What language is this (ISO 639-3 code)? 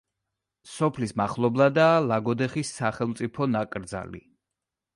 kat